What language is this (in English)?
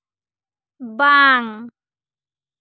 Santali